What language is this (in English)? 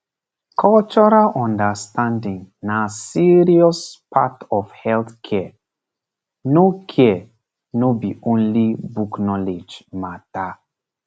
Nigerian Pidgin